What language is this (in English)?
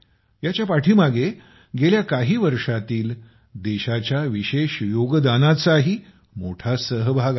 Marathi